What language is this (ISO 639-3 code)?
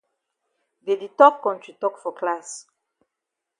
wes